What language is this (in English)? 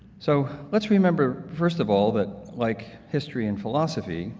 English